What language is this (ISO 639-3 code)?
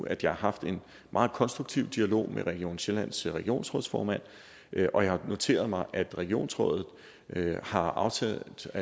dan